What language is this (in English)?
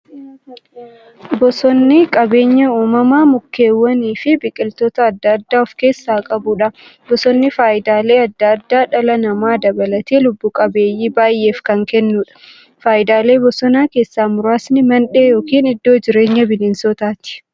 Oromo